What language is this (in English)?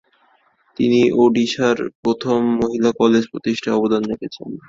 Bangla